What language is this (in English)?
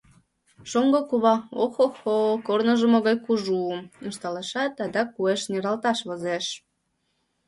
Mari